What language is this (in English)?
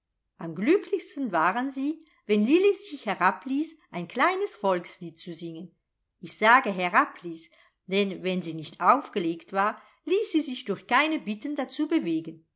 German